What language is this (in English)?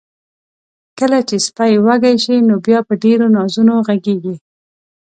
Pashto